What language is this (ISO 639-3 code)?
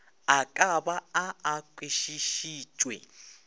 nso